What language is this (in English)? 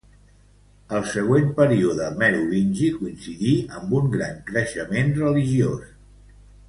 Catalan